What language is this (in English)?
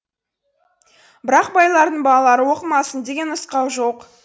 Kazakh